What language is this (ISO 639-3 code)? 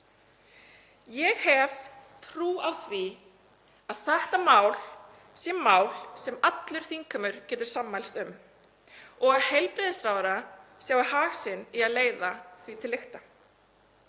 isl